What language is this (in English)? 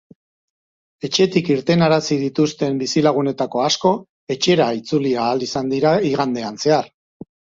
Basque